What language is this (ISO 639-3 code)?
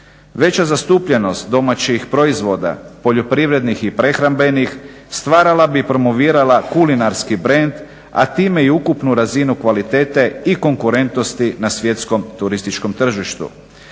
hrv